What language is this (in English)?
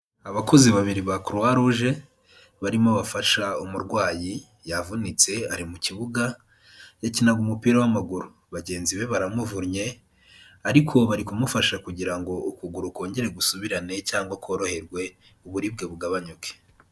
Kinyarwanda